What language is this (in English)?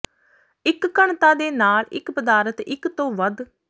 Punjabi